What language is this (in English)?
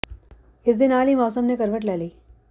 Punjabi